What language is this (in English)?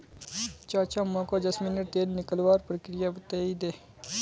Magahi